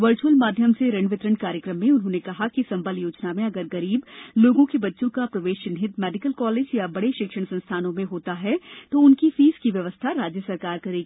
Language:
Hindi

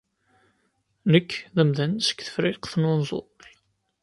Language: Kabyle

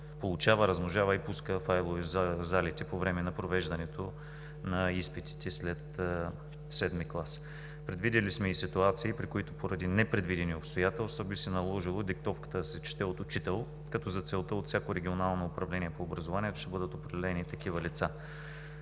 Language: Bulgarian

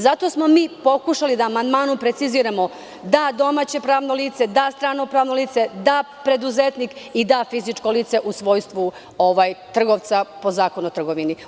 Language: Serbian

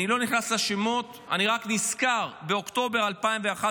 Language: Hebrew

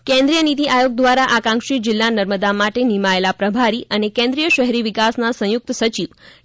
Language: Gujarati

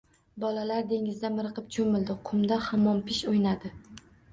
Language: Uzbek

